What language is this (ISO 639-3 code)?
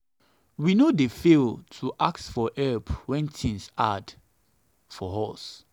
pcm